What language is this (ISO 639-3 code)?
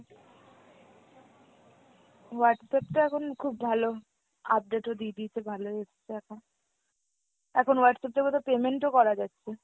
ben